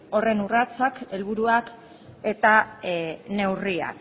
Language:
Basque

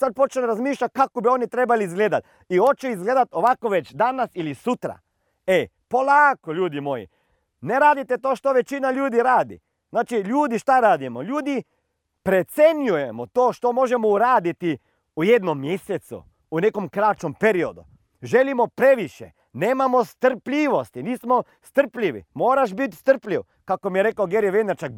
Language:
Croatian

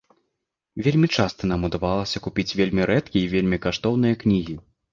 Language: Belarusian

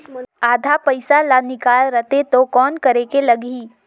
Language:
Chhattisgarhi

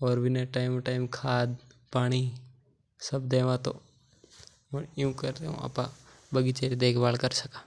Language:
Mewari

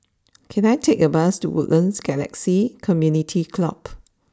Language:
English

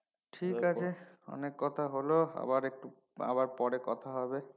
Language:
Bangla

